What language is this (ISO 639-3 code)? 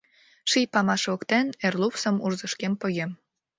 chm